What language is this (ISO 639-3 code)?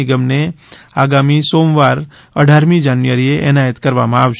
guj